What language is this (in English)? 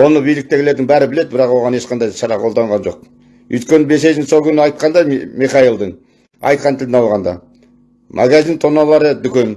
Turkish